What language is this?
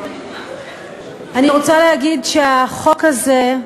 Hebrew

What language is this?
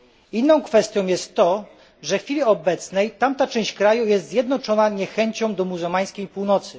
Polish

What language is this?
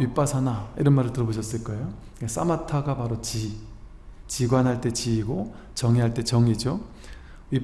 Korean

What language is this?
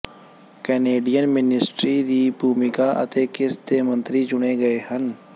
Punjabi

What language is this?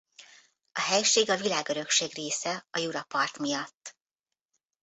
Hungarian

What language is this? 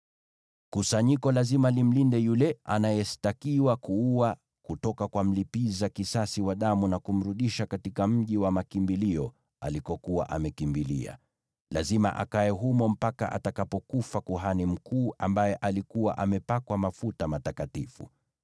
Swahili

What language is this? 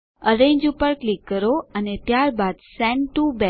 Gujarati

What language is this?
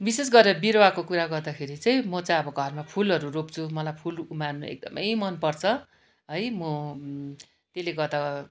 Nepali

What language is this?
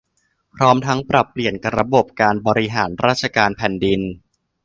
Thai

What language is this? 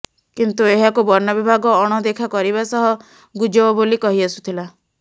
Odia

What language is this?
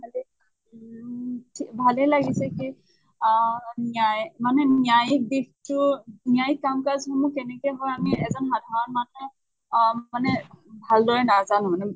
Assamese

